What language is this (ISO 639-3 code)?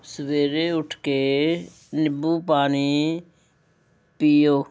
pan